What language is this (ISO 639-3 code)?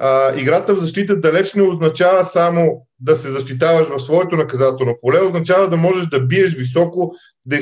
bul